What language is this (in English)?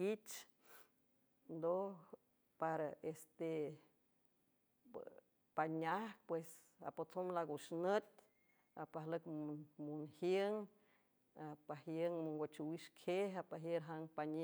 San Francisco Del Mar Huave